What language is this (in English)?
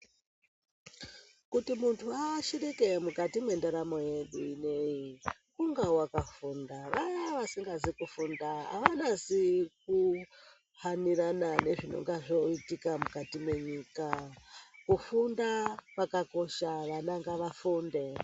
Ndau